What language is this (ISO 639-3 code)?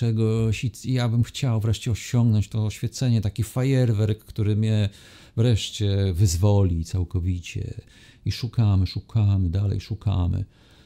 pol